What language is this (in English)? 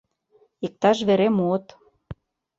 Mari